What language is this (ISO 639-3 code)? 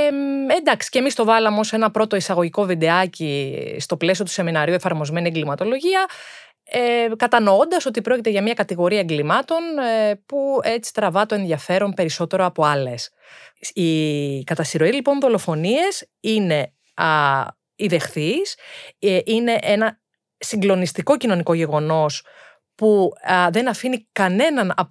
ell